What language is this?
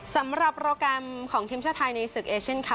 Thai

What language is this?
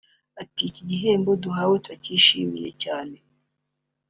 Kinyarwanda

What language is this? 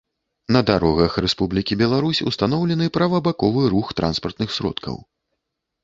Belarusian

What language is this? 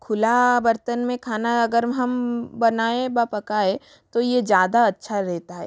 Hindi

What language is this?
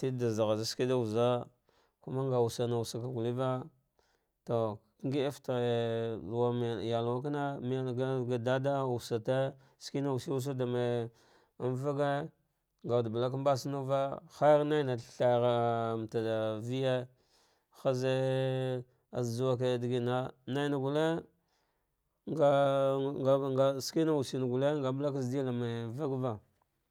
Dghwede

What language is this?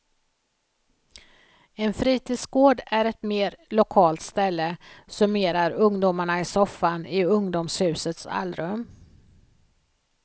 Swedish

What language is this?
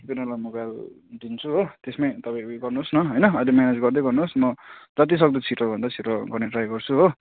Nepali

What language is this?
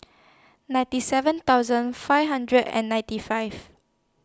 English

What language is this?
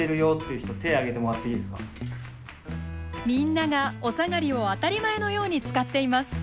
Japanese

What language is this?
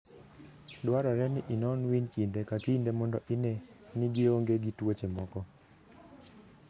Luo (Kenya and Tanzania)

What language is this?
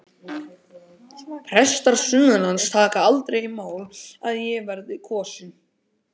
Icelandic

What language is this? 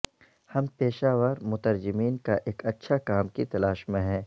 Urdu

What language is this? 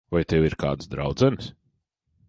Latvian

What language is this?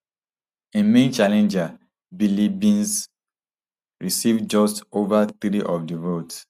Nigerian Pidgin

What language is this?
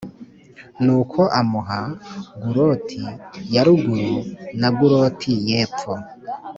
Kinyarwanda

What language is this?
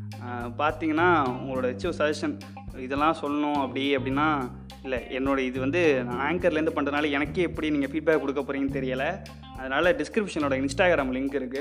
Tamil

